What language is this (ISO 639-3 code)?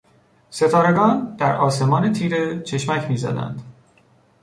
fas